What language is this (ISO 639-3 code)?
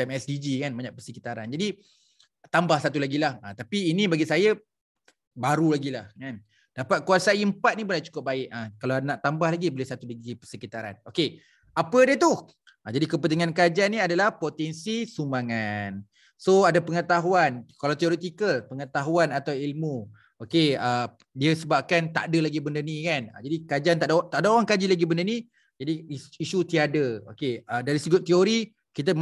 msa